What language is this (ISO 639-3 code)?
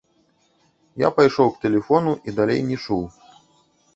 bel